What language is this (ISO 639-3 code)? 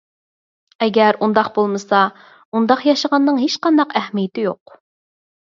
uig